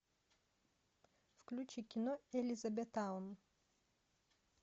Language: Russian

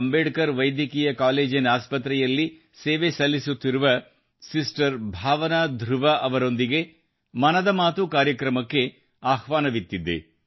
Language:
Kannada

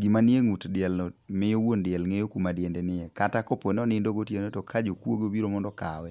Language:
Luo (Kenya and Tanzania)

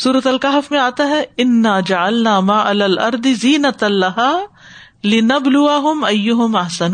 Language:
Urdu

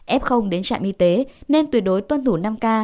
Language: Vietnamese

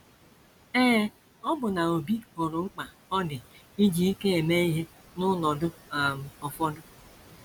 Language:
Igbo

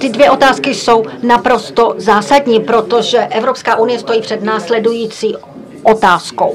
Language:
Czech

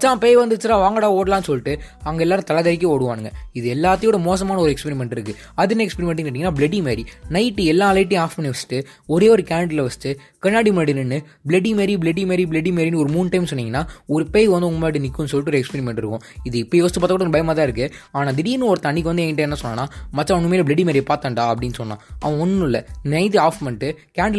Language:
Tamil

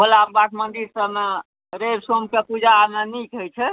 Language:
Maithili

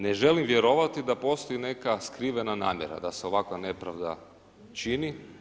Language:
Croatian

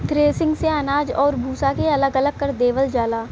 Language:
Bhojpuri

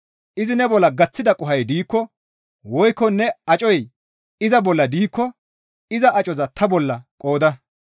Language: Gamo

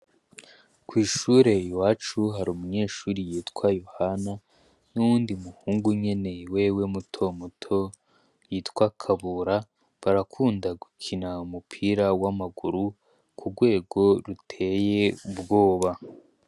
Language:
Rundi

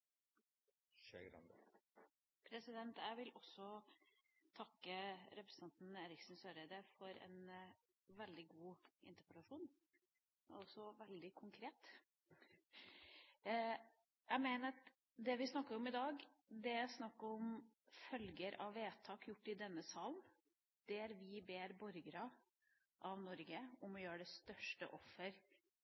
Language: Norwegian Bokmål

